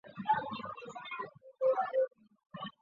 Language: Chinese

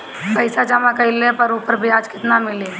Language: Bhojpuri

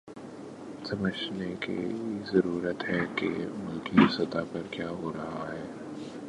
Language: Urdu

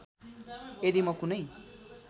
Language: Nepali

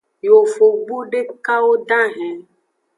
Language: Aja (Benin)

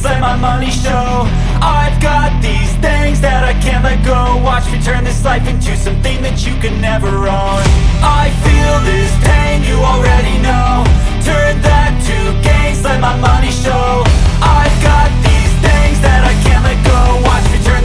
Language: Indonesian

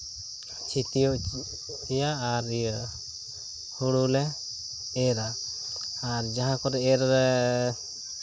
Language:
Santali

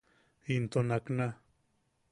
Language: Yaqui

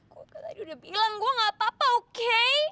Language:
Indonesian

